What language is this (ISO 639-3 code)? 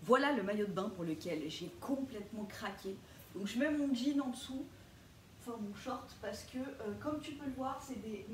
fra